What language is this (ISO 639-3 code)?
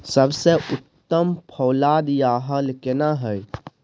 mai